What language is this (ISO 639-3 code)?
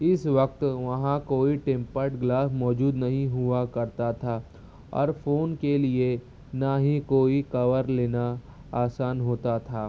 urd